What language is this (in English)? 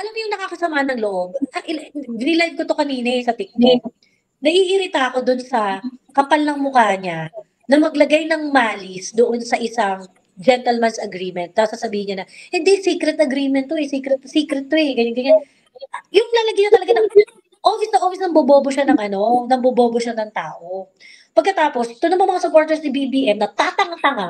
Filipino